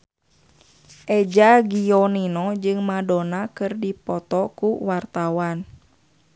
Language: Sundanese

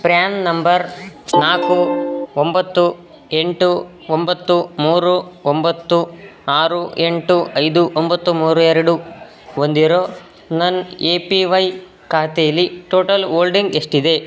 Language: Kannada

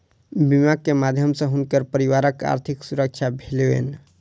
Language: Maithili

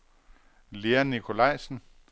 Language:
Danish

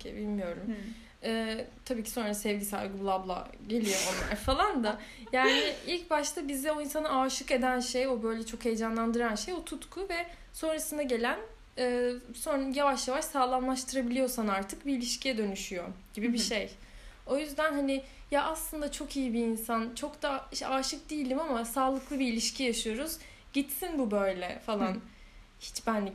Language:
Turkish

